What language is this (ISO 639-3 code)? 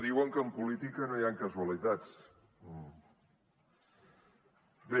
cat